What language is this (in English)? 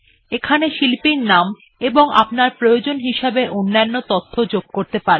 Bangla